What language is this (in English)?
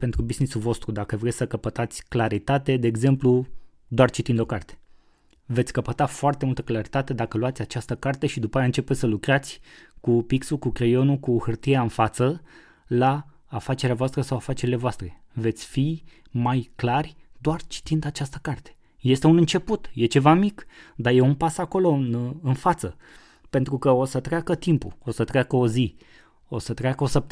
Romanian